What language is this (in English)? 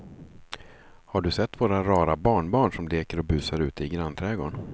Swedish